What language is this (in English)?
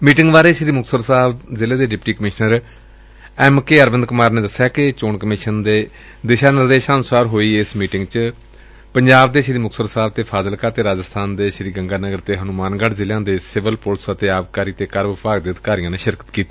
Punjabi